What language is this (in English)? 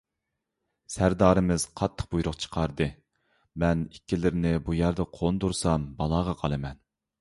Uyghur